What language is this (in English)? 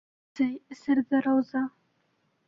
Bashkir